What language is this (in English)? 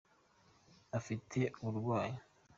Kinyarwanda